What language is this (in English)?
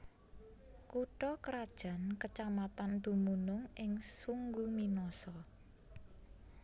Javanese